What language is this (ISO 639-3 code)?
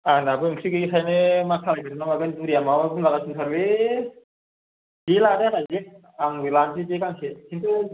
brx